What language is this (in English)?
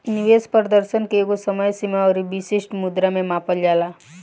Bhojpuri